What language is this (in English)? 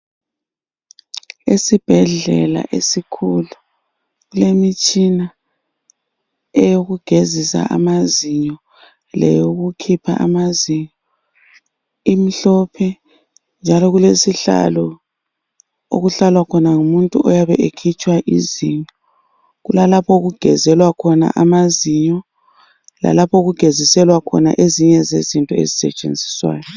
North Ndebele